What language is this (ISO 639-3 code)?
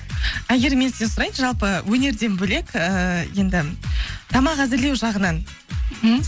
kaz